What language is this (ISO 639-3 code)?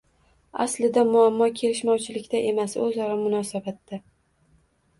uzb